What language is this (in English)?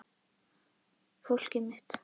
Icelandic